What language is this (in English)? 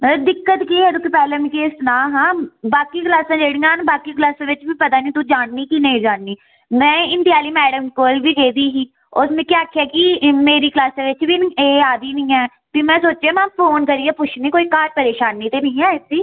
Dogri